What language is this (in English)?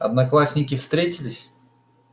Russian